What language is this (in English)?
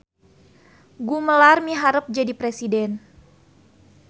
Sundanese